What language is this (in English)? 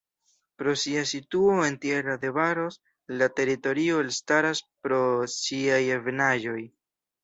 Esperanto